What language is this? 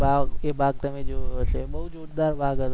Gujarati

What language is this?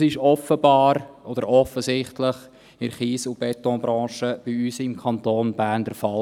Swiss German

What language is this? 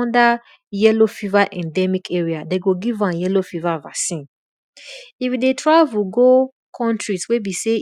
Nigerian Pidgin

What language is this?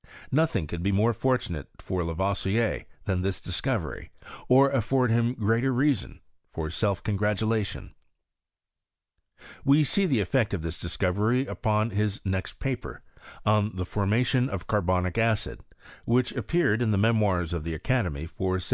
English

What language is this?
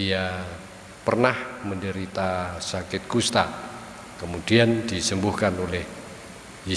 Indonesian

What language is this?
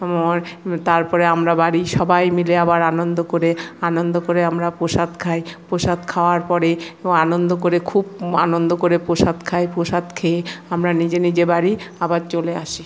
Bangla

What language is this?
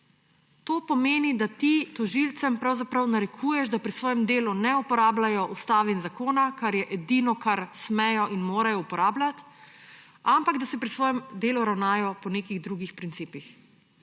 Slovenian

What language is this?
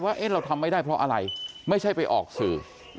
Thai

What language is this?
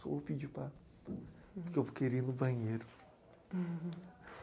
Portuguese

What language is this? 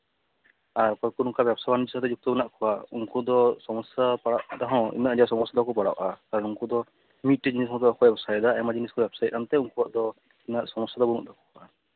Santali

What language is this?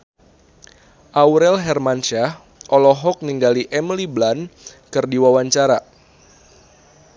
Sundanese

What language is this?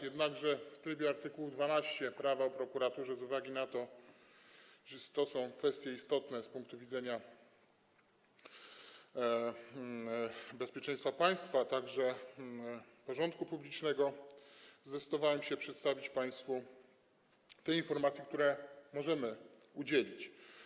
Polish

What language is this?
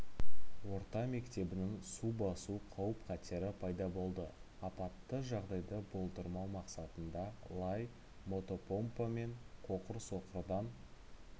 Kazakh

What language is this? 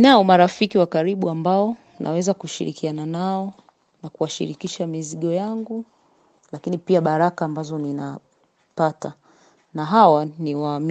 Swahili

